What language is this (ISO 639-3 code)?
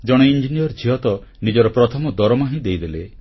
ori